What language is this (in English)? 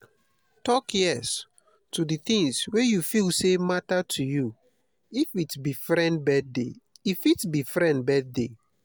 Nigerian Pidgin